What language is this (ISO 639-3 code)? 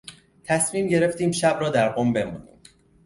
fas